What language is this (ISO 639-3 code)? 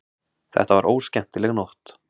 isl